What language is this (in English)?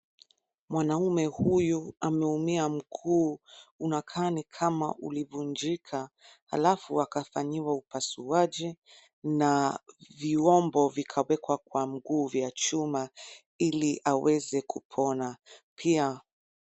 Swahili